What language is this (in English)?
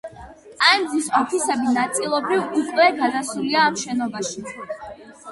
Georgian